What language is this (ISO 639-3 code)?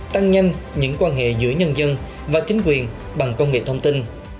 vie